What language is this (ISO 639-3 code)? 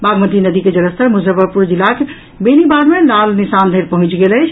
mai